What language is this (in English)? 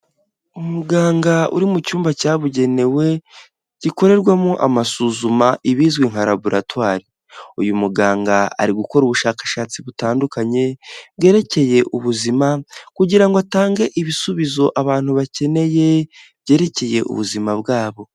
Kinyarwanda